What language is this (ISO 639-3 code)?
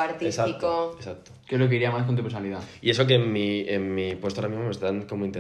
spa